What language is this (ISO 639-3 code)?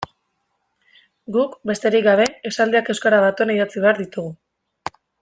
eus